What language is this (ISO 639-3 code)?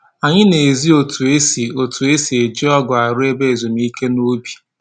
ibo